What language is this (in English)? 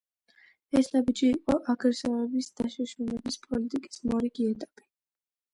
Georgian